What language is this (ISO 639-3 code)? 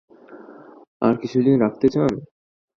ben